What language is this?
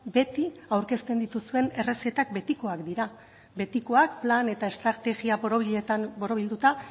Basque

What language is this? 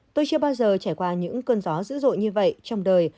Vietnamese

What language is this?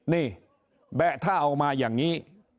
Thai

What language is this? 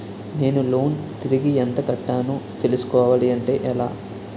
Telugu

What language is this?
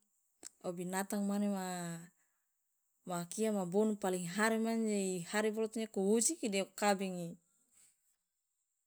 Loloda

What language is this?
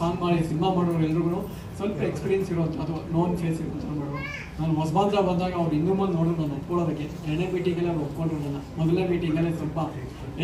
Kannada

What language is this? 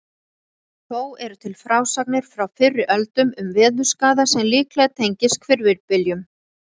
Icelandic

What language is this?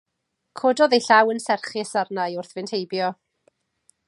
Welsh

